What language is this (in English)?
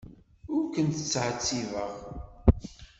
Kabyle